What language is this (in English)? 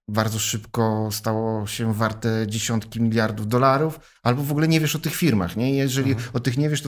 Polish